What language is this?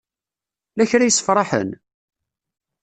Kabyle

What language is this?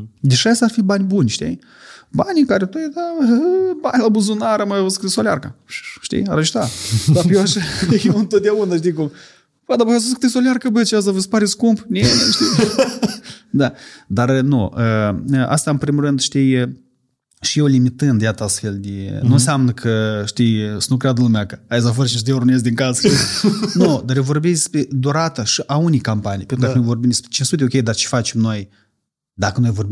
Romanian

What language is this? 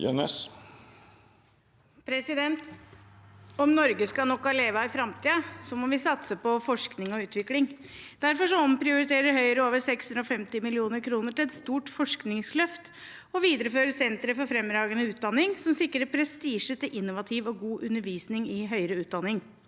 Norwegian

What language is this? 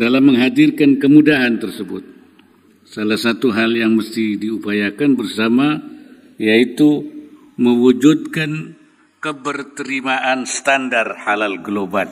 Indonesian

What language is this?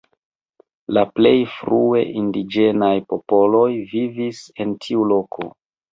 Esperanto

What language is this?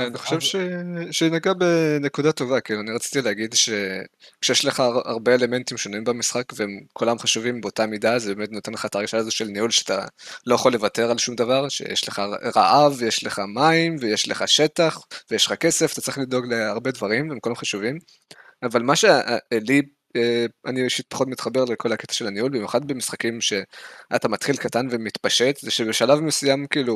Hebrew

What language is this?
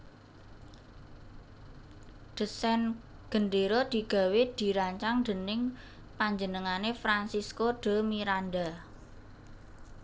Javanese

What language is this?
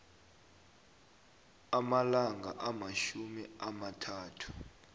South Ndebele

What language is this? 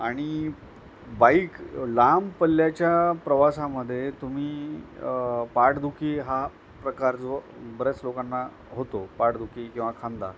Marathi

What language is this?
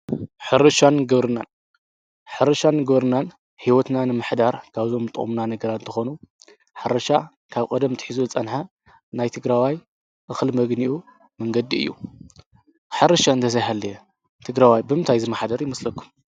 Tigrinya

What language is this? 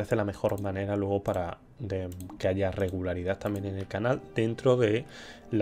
Spanish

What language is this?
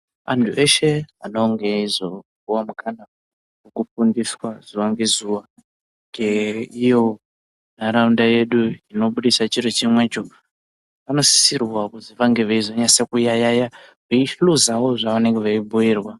Ndau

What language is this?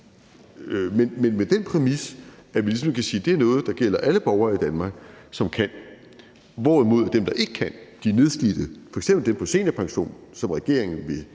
Danish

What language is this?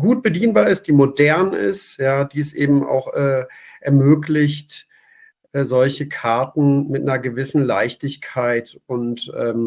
German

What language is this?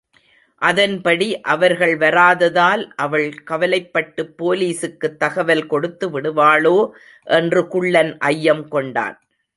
Tamil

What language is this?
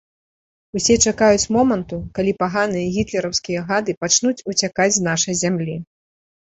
Belarusian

